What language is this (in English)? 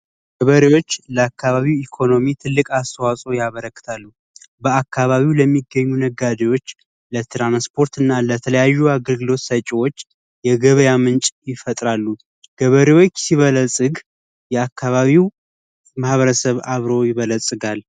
Amharic